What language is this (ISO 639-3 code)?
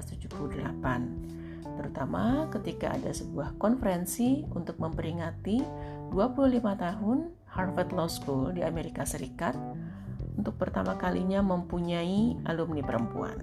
ind